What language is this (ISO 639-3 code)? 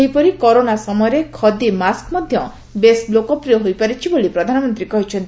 ori